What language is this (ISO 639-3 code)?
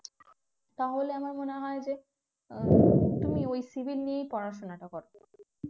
ben